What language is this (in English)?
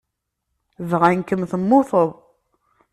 Kabyle